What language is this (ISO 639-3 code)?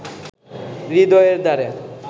ben